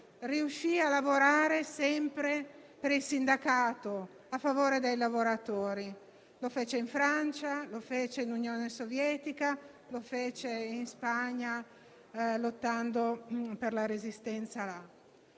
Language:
Italian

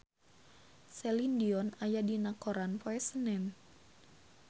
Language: Sundanese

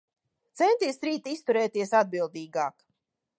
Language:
Latvian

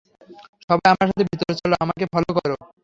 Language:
Bangla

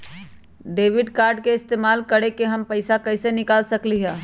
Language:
Magahi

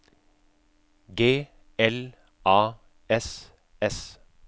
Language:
Norwegian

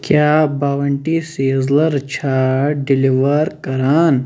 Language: Kashmiri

